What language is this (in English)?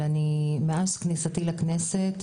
Hebrew